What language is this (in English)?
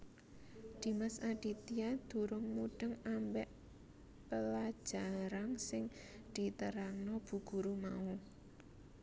Javanese